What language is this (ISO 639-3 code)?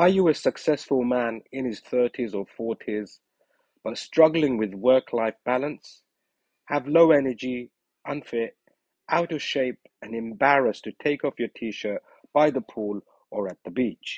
eng